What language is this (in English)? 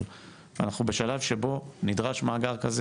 Hebrew